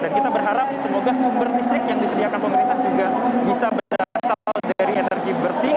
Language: Indonesian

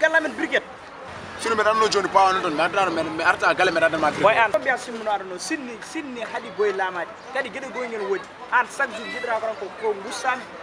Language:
Arabic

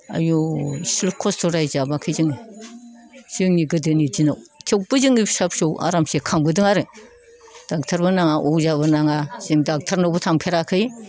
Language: Bodo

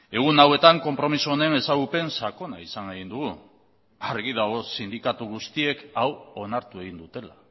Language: Basque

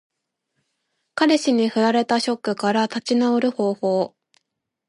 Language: Japanese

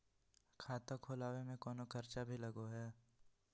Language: Magahi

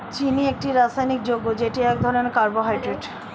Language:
Bangla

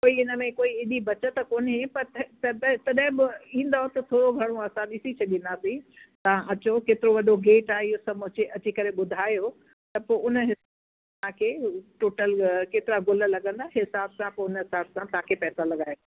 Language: Sindhi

